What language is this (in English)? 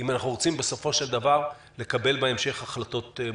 Hebrew